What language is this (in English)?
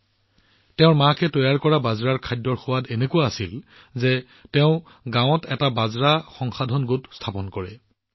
Assamese